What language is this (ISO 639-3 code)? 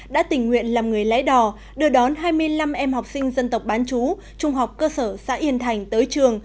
vie